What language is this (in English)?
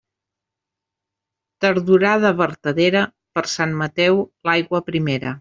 Catalan